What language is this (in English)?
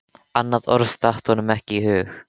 Icelandic